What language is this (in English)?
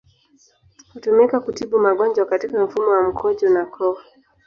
Swahili